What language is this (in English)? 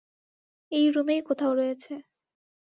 Bangla